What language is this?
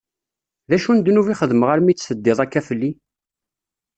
Kabyle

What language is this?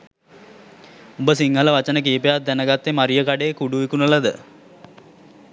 Sinhala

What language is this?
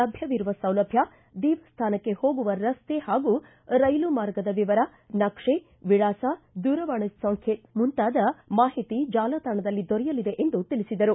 Kannada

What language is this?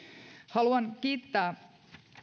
Finnish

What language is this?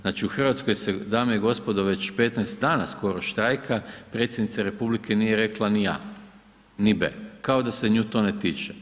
Croatian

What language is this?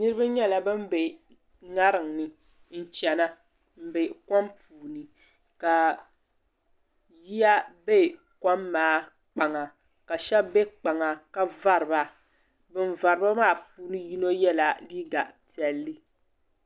Dagbani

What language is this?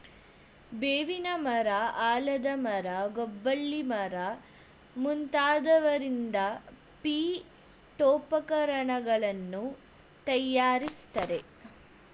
Kannada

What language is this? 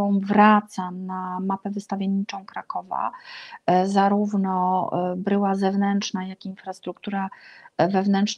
Polish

